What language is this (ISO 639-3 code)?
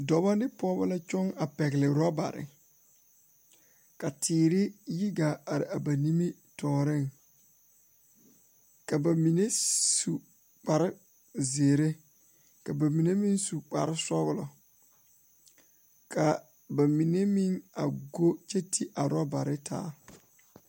dga